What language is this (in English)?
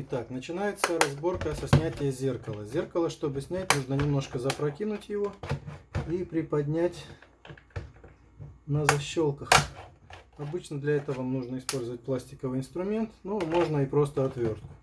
Russian